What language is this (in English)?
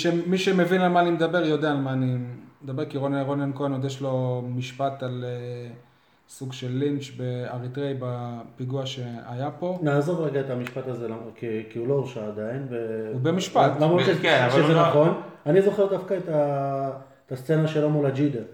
Hebrew